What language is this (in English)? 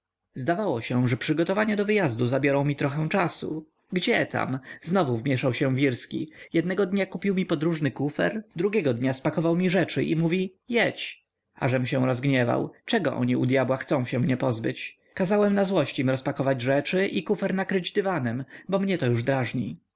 Polish